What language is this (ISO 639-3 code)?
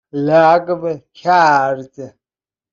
fas